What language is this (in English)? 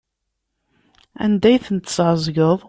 Kabyle